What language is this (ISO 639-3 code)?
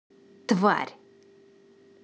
rus